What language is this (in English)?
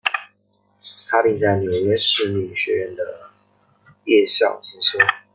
Chinese